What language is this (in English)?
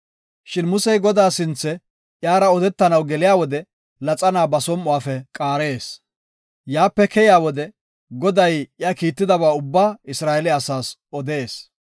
Gofa